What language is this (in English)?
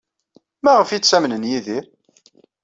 Kabyle